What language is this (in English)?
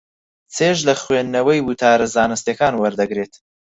Central Kurdish